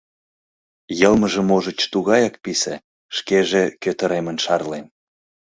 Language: Mari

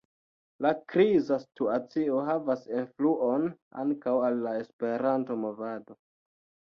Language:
Esperanto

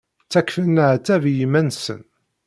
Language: Kabyle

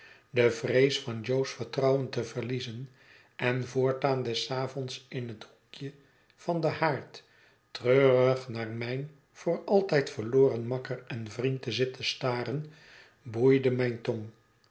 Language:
Dutch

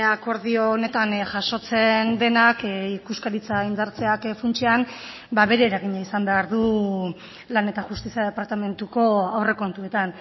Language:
Basque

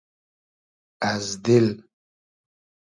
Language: Hazaragi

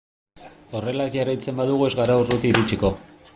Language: Basque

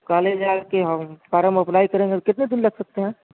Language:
Urdu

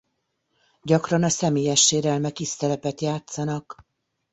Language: Hungarian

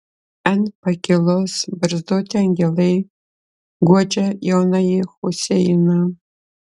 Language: Lithuanian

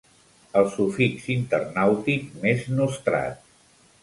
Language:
Catalan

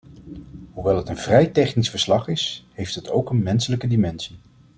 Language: Dutch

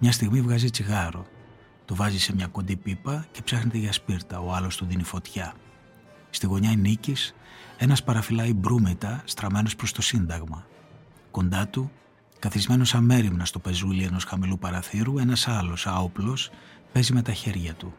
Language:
Greek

